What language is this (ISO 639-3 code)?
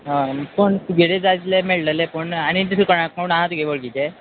kok